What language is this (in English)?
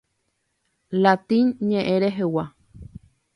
Guarani